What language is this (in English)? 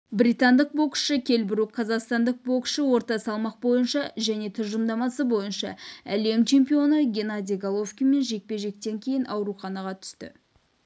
Kazakh